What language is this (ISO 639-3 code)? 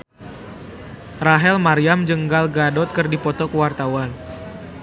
sun